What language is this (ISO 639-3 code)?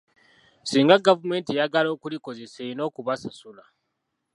lug